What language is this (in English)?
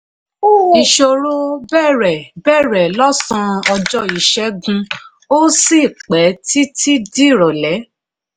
Yoruba